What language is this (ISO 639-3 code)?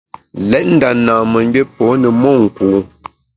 bax